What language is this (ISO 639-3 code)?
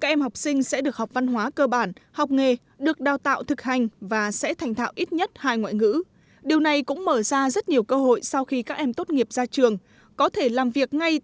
vie